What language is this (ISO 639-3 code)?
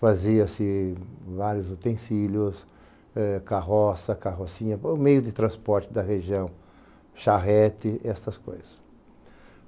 por